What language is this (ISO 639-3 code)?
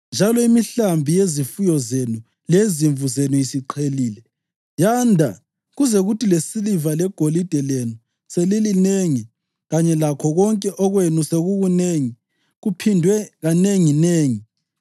nde